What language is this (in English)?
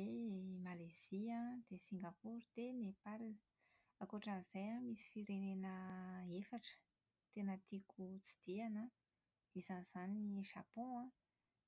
Malagasy